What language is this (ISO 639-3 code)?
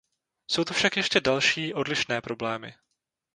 ces